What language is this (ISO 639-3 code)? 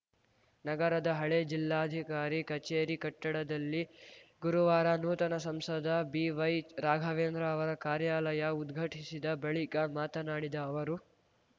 kan